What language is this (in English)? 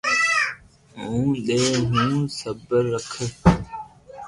Loarki